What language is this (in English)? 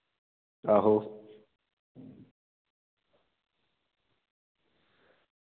Dogri